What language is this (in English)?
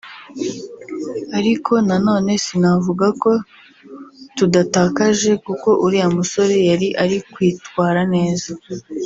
Kinyarwanda